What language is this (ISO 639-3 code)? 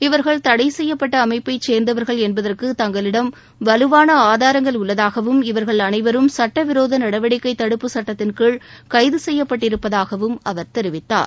tam